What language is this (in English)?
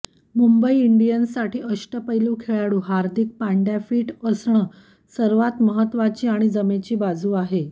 Marathi